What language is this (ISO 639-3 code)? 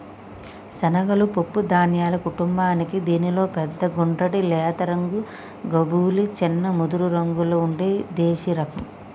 tel